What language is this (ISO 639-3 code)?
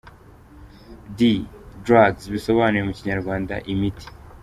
kin